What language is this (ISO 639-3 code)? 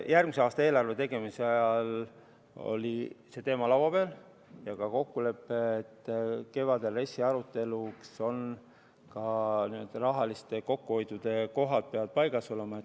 est